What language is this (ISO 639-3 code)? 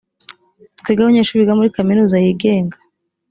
kin